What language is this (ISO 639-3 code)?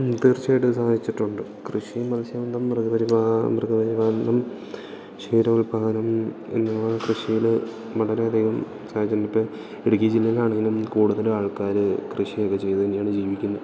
mal